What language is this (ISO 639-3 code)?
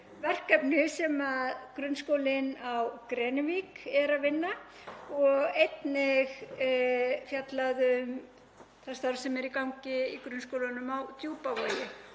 isl